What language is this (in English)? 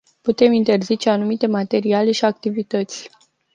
Romanian